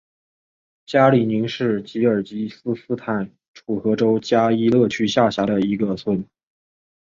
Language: Chinese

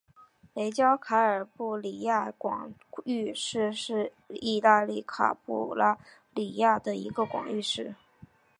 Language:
Chinese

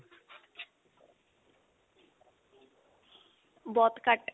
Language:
Punjabi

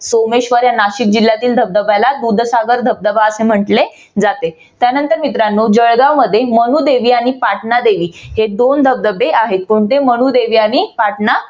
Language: Marathi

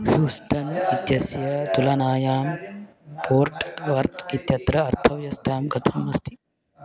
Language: Sanskrit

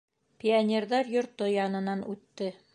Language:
Bashkir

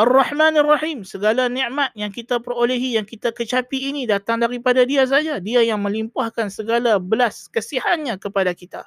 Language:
Malay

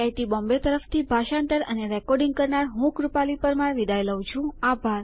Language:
Gujarati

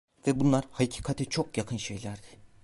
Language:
Turkish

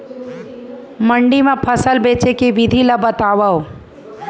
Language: Chhattisgarhi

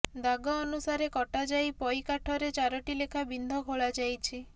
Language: Odia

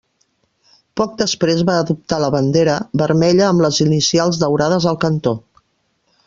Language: Catalan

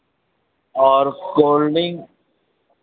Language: Hindi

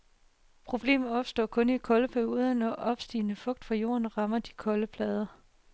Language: Danish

